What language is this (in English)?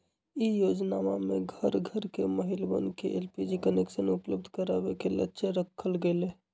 Magahi